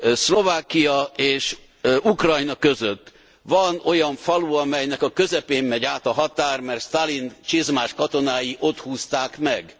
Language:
Hungarian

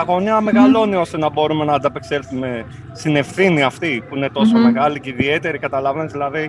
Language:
Greek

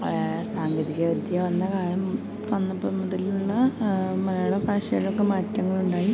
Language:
Malayalam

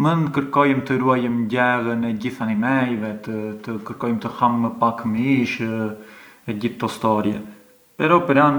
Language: Arbëreshë Albanian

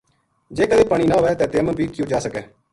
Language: Gujari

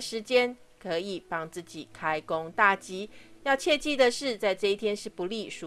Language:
Chinese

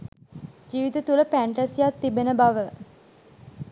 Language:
Sinhala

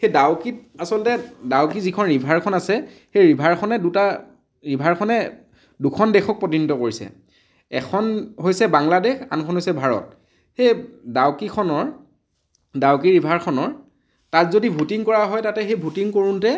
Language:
Assamese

